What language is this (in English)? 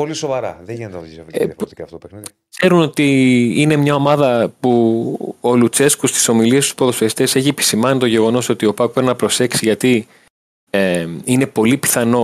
Greek